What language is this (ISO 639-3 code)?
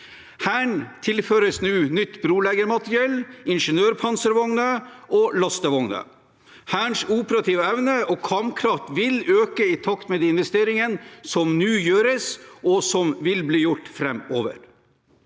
nor